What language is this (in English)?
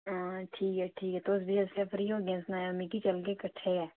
Dogri